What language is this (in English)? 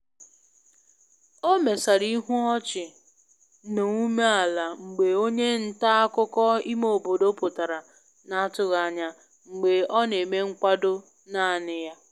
Igbo